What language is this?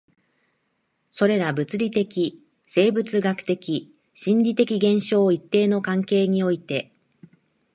Japanese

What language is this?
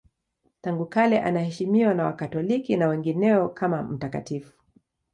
Swahili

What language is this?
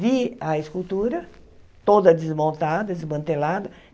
Portuguese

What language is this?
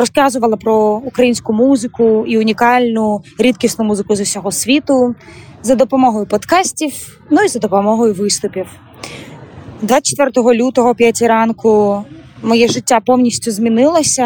Ukrainian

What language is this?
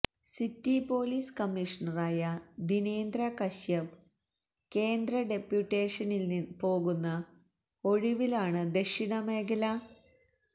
Malayalam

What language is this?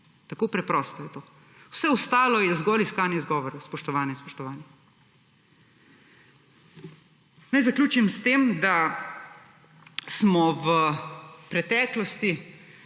Slovenian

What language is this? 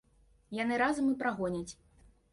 Belarusian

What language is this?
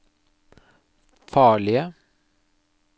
Norwegian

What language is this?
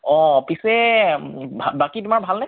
Assamese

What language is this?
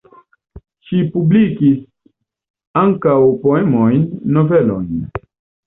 Esperanto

